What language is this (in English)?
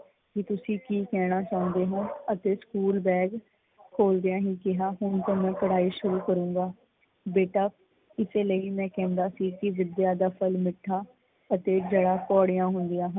Punjabi